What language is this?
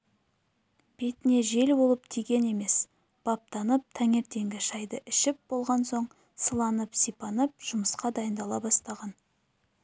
Kazakh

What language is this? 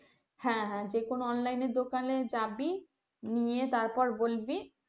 Bangla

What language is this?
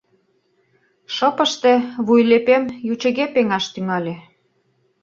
Mari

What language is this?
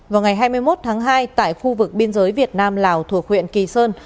Vietnamese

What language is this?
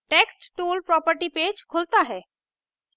Hindi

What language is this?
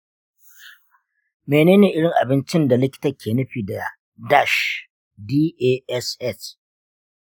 Hausa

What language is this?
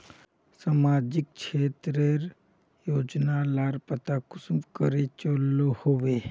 Magahi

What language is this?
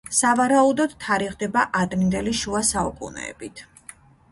Georgian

